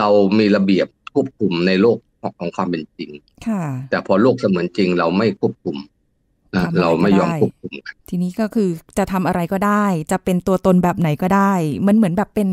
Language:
Thai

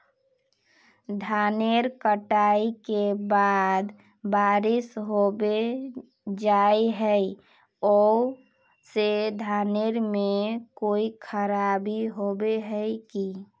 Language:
Magahi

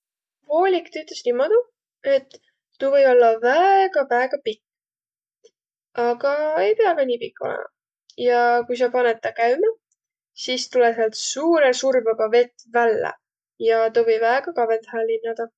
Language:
Võro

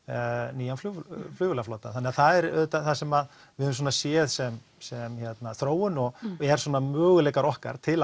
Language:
Icelandic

